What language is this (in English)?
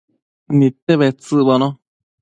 Matsés